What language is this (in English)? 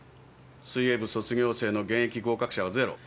Japanese